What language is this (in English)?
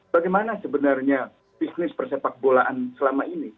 Indonesian